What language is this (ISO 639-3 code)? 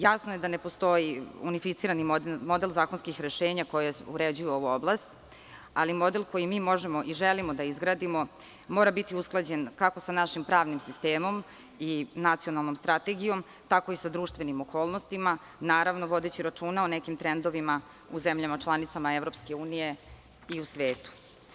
srp